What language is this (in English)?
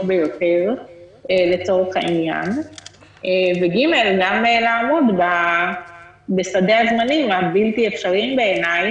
Hebrew